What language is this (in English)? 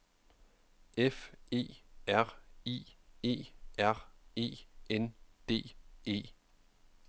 Danish